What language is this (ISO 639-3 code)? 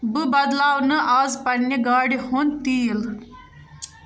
kas